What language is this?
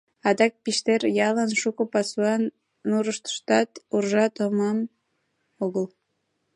Mari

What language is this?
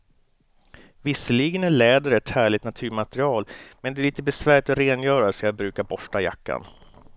Swedish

